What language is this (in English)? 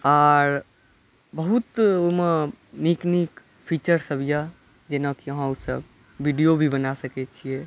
Maithili